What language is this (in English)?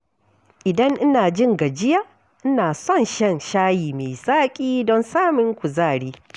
Hausa